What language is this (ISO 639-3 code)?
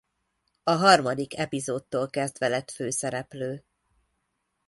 hun